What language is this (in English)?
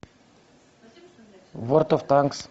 Russian